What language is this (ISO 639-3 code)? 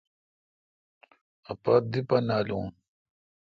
xka